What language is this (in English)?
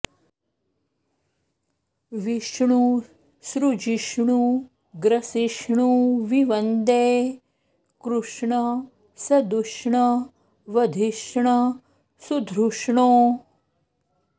Sanskrit